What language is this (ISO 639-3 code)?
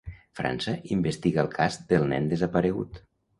cat